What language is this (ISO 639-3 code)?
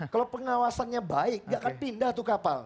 ind